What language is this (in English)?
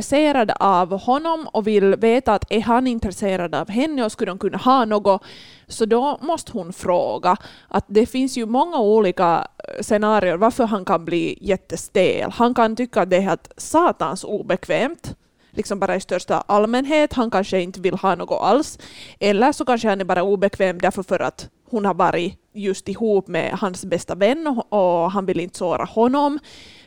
Swedish